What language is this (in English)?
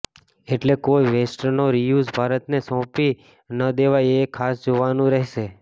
Gujarati